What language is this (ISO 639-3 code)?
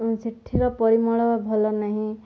ori